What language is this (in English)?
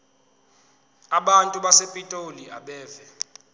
Zulu